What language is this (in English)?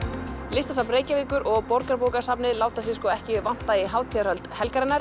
Icelandic